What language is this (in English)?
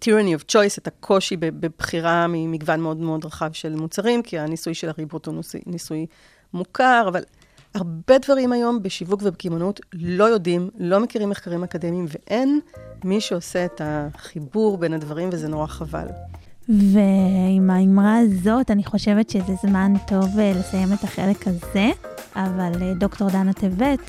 Hebrew